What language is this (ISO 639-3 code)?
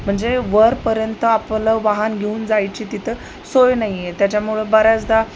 mar